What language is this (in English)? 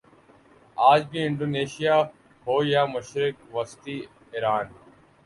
Urdu